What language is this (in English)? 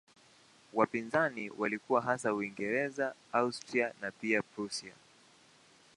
Swahili